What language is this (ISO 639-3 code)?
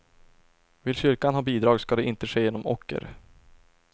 swe